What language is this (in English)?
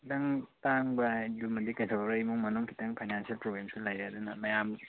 Manipuri